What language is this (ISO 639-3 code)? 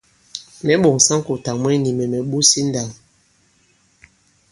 abb